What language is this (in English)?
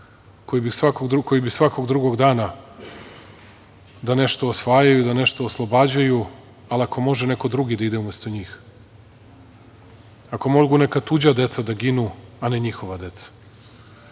Serbian